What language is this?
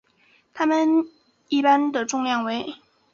Chinese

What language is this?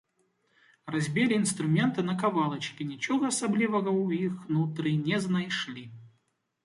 Belarusian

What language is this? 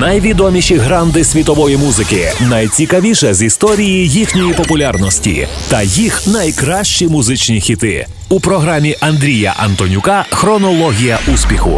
Ukrainian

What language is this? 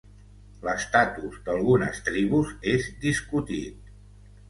Catalan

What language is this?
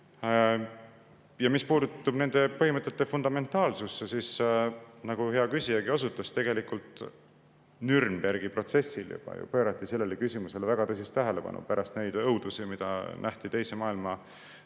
Estonian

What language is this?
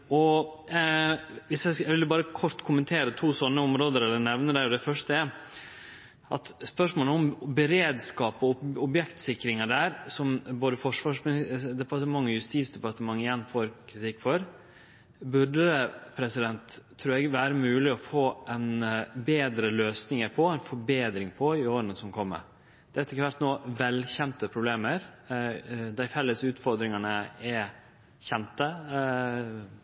Norwegian Nynorsk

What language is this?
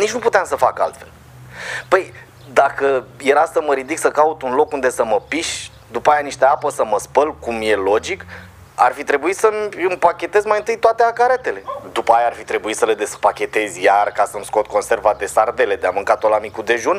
Romanian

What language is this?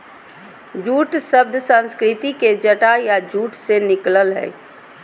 Magahi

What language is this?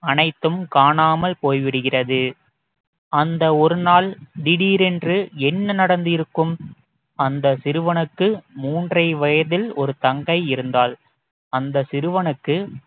Tamil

